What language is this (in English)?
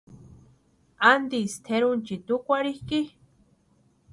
Western Highland Purepecha